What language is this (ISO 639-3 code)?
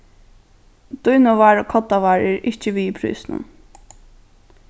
fao